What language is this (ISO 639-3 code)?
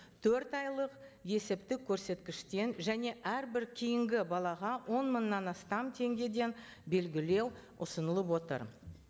kaz